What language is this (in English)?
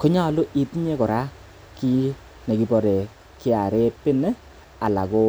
Kalenjin